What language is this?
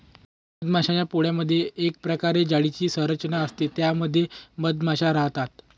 Marathi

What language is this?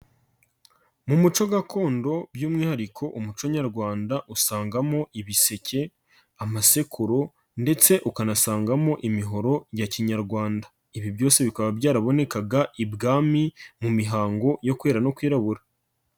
Kinyarwanda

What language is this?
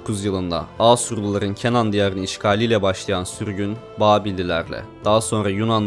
Turkish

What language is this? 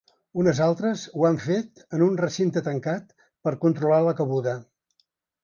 Catalan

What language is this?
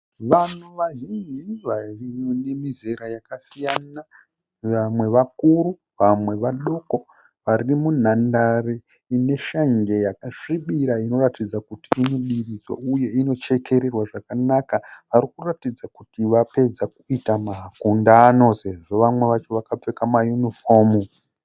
Shona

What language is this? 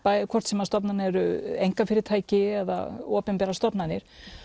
Icelandic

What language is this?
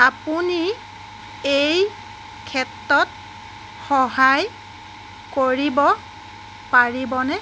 Assamese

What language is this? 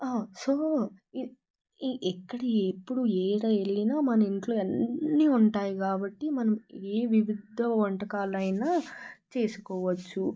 Telugu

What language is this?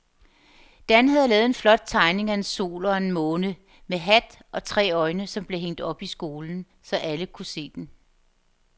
Danish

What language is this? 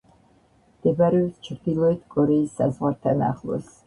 Georgian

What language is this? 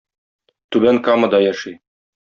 Tatar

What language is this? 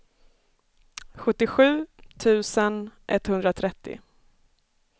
Swedish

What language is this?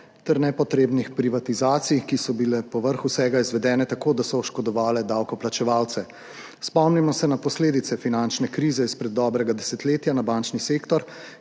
Slovenian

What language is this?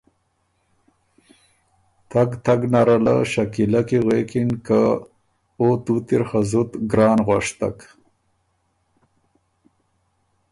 Ormuri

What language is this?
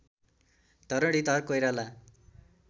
Nepali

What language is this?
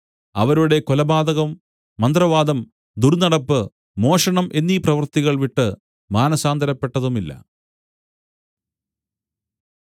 Malayalam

